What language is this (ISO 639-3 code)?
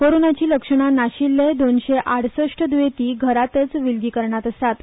kok